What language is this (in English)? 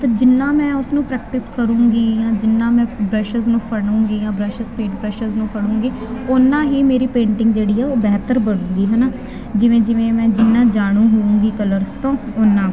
Punjabi